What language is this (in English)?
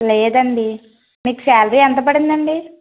Telugu